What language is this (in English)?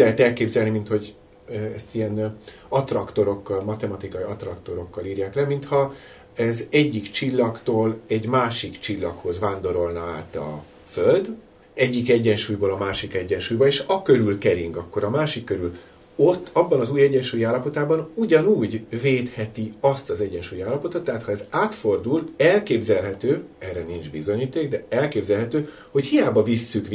Hungarian